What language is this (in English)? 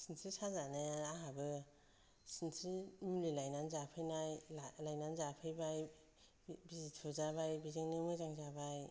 Bodo